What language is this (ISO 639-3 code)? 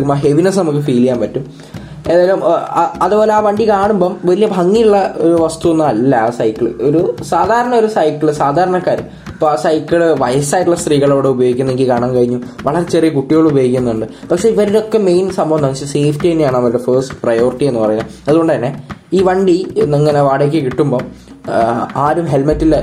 mal